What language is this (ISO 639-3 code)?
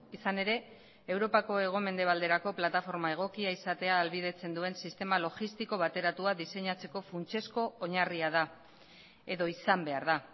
eus